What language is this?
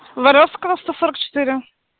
Russian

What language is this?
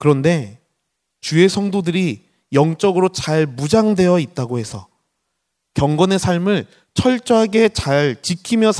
Korean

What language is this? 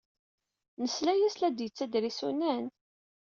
Kabyle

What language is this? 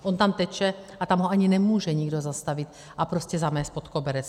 Czech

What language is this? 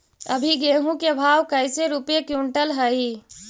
Magahi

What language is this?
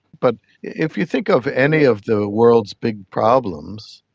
English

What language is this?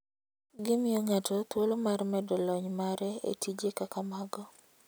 Luo (Kenya and Tanzania)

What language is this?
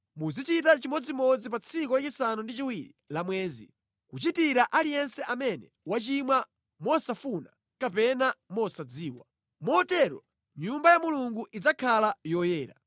Nyanja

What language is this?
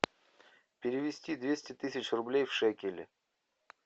Russian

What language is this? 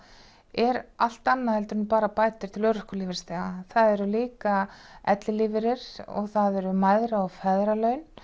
Icelandic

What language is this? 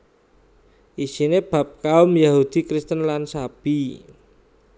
Javanese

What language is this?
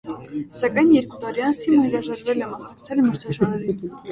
Armenian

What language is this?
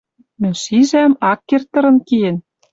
Western Mari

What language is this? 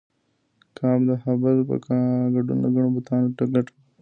Pashto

